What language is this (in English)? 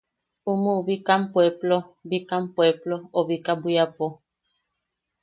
Yaqui